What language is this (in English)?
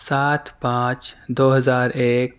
Urdu